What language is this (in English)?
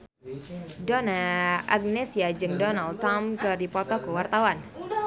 Sundanese